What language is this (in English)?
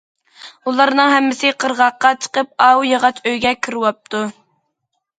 Uyghur